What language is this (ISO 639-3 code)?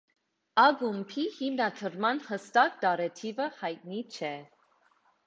hye